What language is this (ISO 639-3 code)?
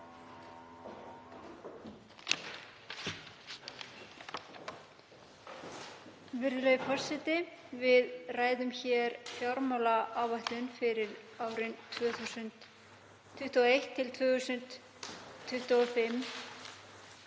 isl